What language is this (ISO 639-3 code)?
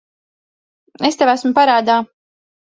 lav